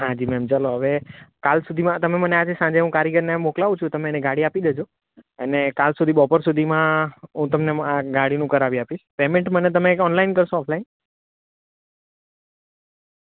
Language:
Gujarati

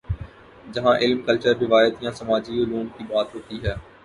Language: Urdu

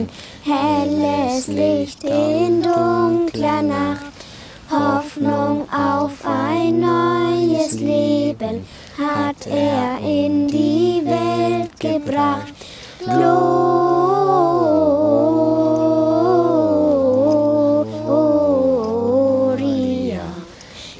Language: German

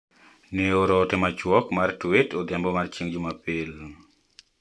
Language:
Luo (Kenya and Tanzania)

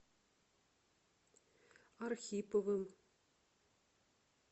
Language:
Russian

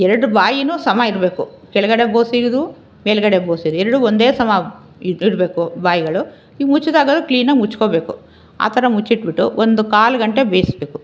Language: Kannada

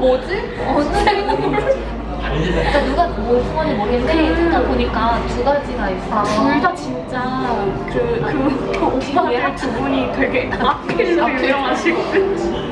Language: Korean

